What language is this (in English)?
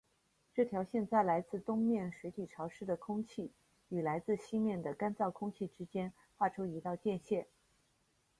Chinese